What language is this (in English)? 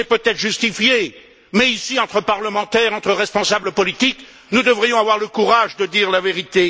French